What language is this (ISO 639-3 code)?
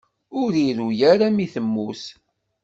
kab